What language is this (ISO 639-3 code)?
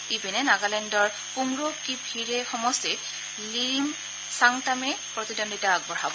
asm